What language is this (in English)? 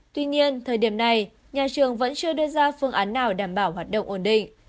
Vietnamese